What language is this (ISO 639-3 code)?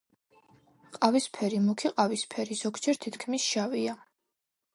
kat